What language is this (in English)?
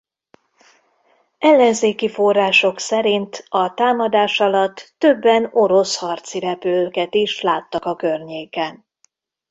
Hungarian